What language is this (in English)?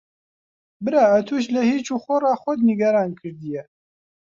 Central Kurdish